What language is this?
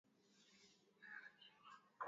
Swahili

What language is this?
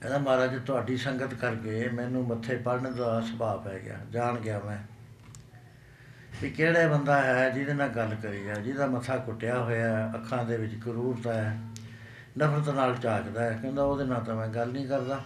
Punjabi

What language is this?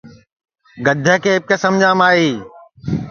Sansi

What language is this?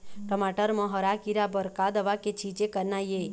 Chhattisgarhi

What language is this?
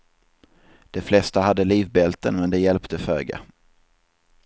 Swedish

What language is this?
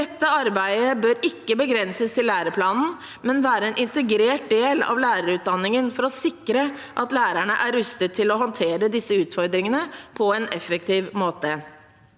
Norwegian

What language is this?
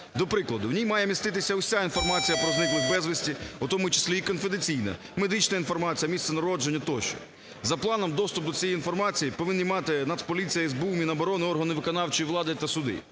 Ukrainian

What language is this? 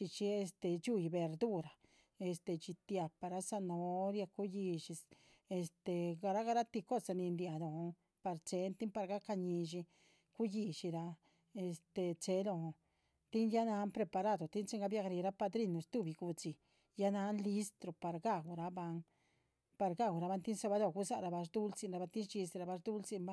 Chichicapan Zapotec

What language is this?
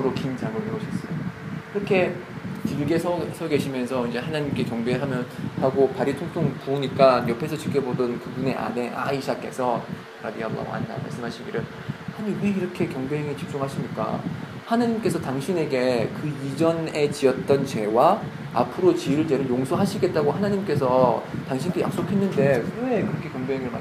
Korean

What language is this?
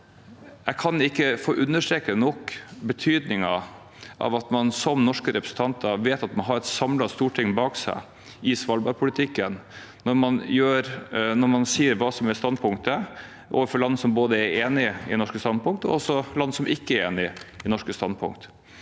Norwegian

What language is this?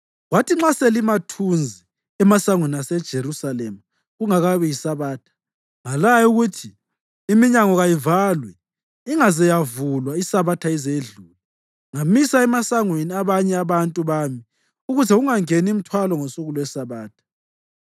North Ndebele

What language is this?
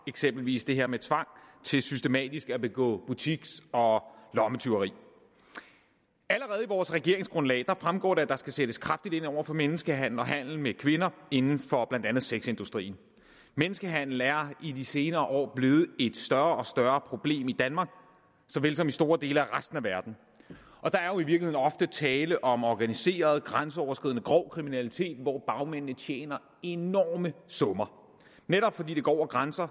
Danish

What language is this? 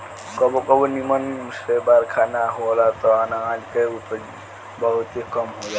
Bhojpuri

